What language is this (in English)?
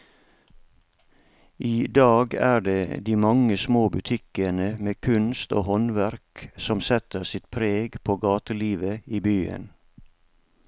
Norwegian